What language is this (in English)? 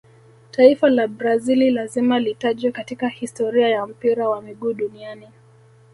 Swahili